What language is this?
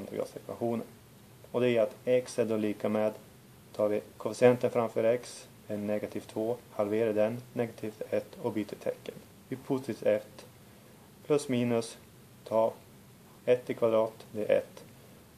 Swedish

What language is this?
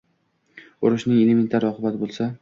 Uzbek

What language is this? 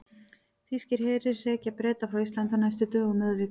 Icelandic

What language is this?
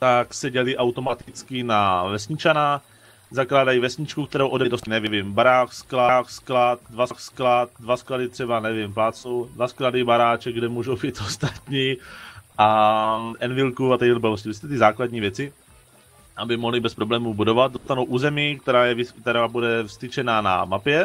Czech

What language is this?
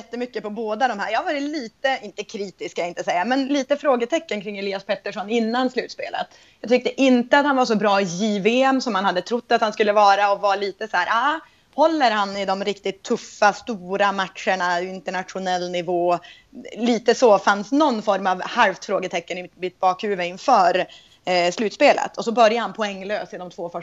Swedish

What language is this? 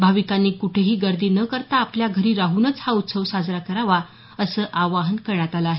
Marathi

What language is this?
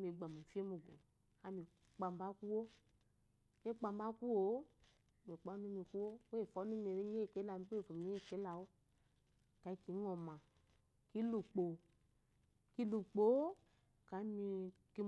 Eloyi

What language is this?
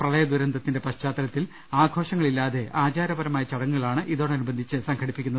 Malayalam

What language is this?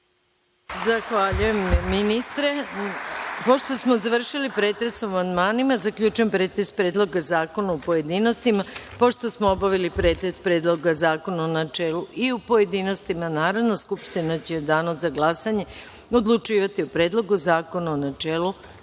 Serbian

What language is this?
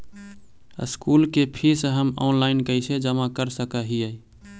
Magahi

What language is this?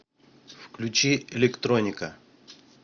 Russian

